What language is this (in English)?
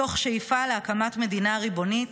Hebrew